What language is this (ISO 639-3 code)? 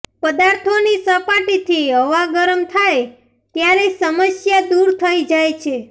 guj